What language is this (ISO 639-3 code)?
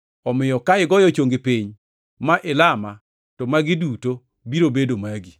luo